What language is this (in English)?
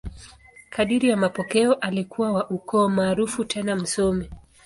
Swahili